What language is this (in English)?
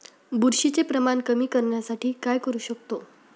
Marathi